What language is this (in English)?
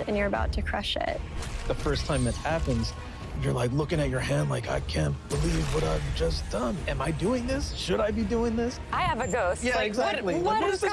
German